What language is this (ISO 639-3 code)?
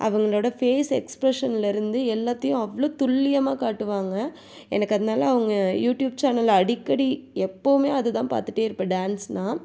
tam